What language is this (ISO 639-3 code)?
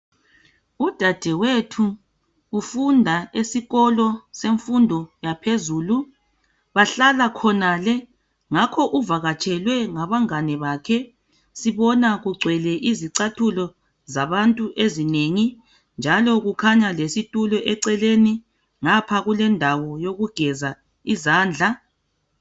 nde